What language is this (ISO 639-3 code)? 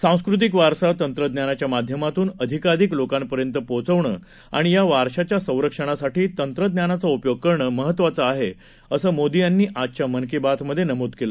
mar